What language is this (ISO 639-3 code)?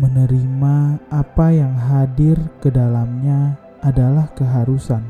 ind